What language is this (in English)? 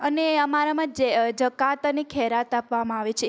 Gujarati